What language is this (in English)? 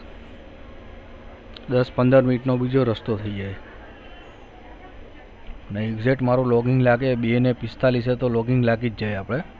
Gujarati